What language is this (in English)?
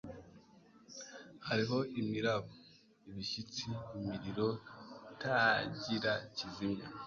Kinyarwanda